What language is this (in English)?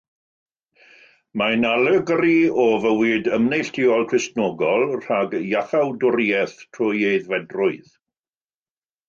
Welsh